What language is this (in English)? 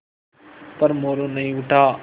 Hindi